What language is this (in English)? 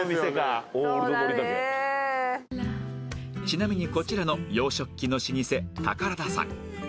Japanese